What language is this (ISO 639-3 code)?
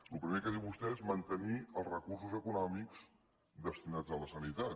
cat